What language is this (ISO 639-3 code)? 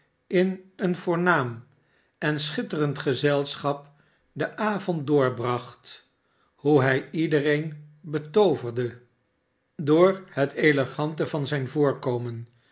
nld